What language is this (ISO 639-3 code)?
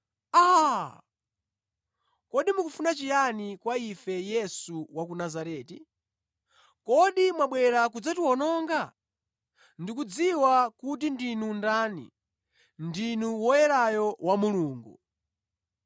nya